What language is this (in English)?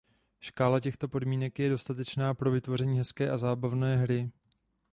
Czech